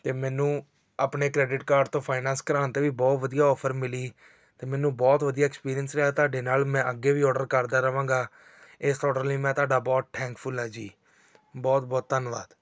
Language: Punjabi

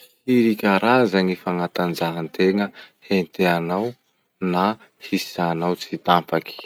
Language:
Masikoro Malagasy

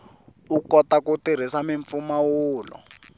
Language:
Tsonga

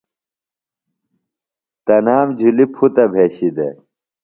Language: Phalura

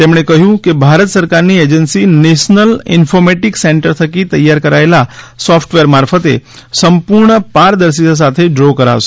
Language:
Gujarati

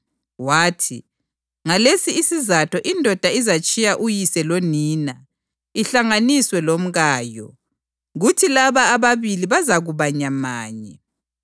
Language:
North Ndebele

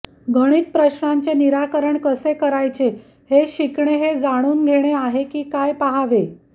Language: Marathi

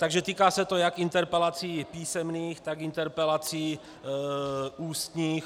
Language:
Czech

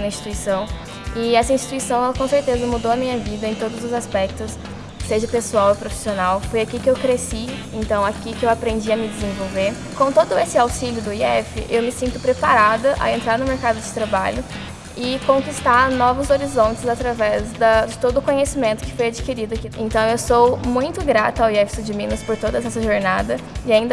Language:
Portuguese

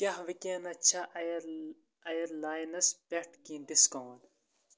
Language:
Kashmiri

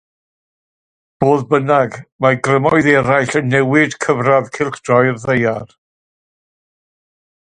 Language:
Welsh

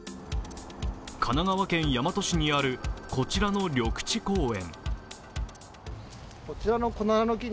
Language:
Japanese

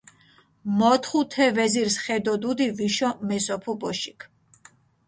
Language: Mingrelian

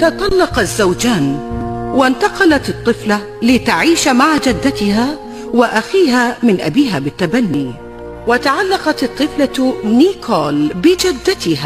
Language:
Arabic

